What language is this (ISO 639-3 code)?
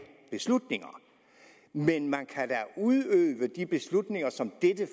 dan